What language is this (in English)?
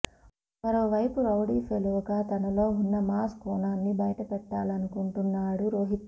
Telugu